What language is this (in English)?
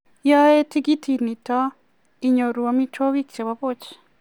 Kalenjin